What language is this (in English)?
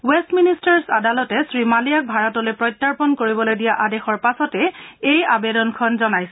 Assamese